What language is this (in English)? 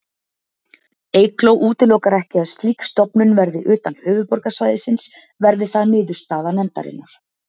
Icelandic